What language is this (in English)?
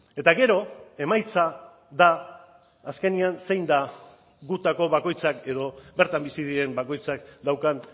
Basque